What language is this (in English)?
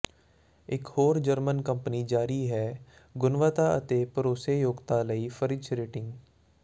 Punjabi